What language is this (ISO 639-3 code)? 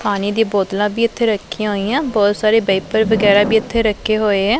pan